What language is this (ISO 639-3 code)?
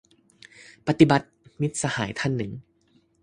tha